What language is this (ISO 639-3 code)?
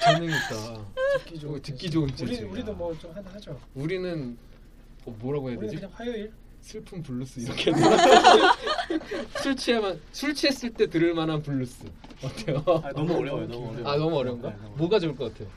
kor